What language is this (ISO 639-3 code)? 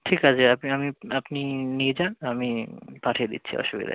ben